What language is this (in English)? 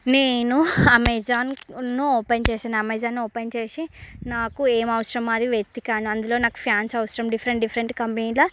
Telugu